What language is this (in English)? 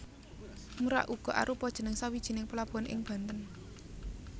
Javanese